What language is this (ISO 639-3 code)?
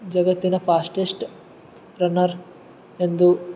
kan